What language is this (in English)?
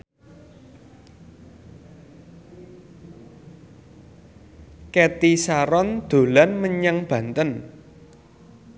Javanese